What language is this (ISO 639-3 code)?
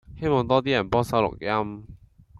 yue